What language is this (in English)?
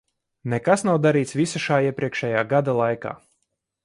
Latvian